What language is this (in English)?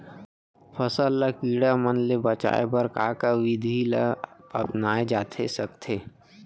Chhattisgarhi